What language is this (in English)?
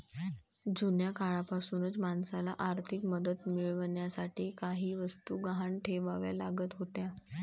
Marathi